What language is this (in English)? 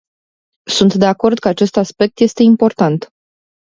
Romanian